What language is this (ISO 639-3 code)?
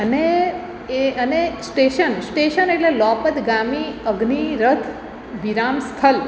guj